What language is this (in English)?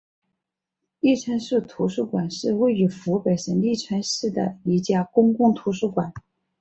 Chinese